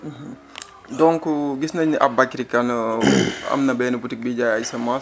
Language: Wolof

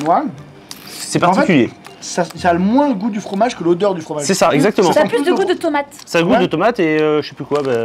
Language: French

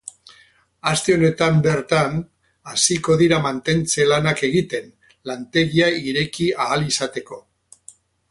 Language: Basque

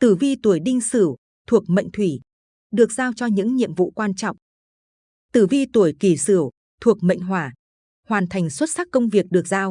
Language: Vietnamese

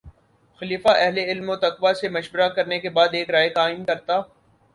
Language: Urdu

